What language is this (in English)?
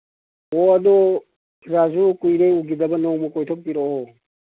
Manipuri